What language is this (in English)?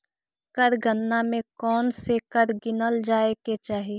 Magahi